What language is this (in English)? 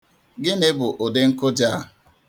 Igbo